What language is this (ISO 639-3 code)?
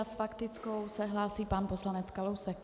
ces